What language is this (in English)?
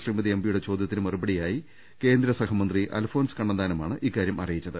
Malayalam